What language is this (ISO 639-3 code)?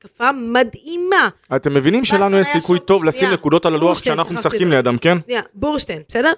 heb